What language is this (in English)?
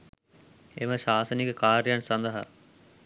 Sinhala